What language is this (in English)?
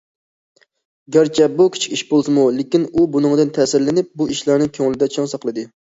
Uyghur